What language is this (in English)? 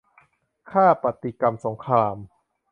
Thai